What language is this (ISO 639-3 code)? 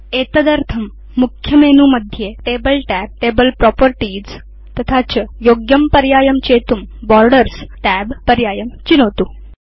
san